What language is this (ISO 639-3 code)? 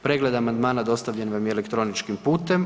hrv